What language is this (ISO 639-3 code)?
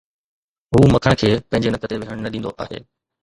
snd